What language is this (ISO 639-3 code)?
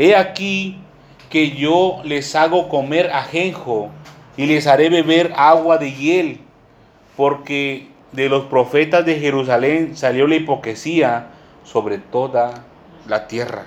spa